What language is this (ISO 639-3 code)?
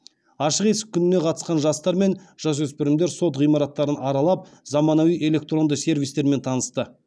kaz